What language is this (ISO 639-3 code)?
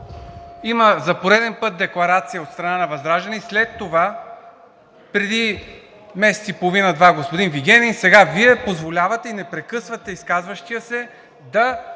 bul